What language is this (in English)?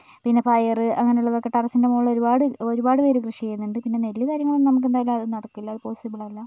Malayalam